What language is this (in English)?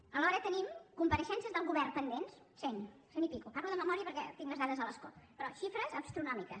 Catalan